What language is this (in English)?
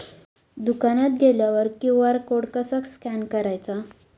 Marathi